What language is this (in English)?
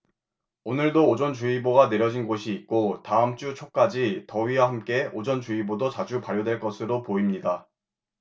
Korean